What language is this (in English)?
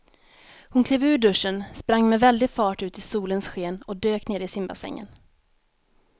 Swedish